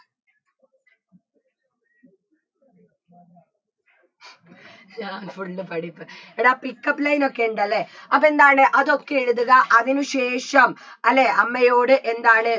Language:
Malayalam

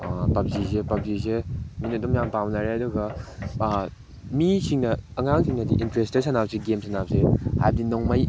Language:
Manipuri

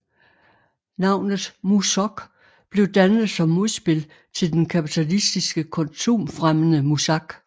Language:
Danish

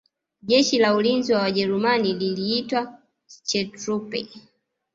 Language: Swahili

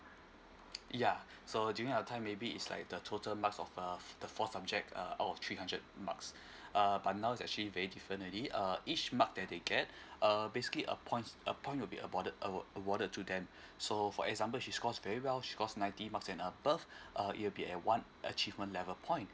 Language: English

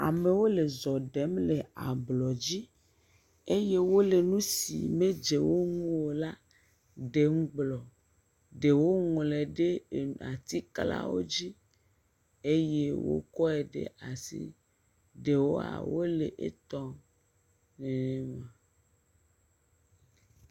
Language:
Ewe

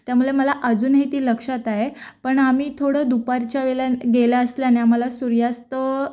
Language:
Marathi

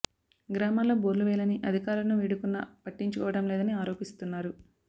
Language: Telugu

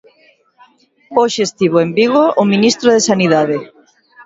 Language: Galician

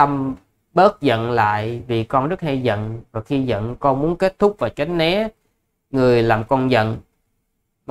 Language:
Vietnamese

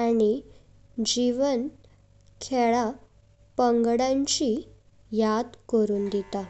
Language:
Konkani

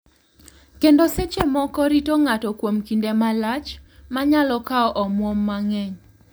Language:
Luo (Kenya and Tanzania)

